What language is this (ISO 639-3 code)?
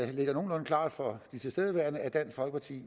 dan